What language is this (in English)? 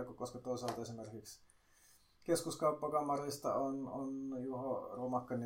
Finnish